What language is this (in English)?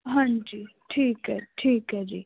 Punjabi